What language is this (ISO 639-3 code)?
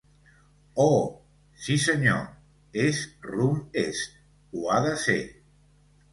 cat